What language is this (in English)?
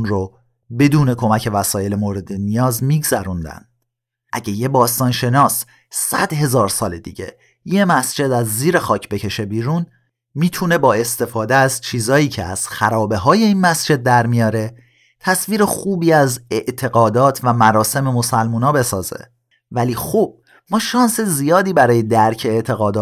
Persian